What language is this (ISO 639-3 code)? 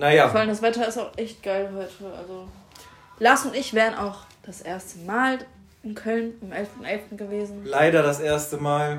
deu